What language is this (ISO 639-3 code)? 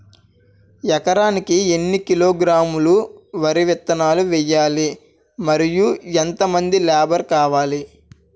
tel